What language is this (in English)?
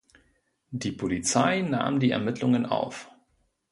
German